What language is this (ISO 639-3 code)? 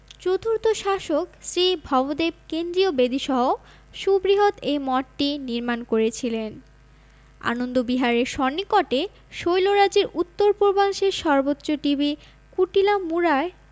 ben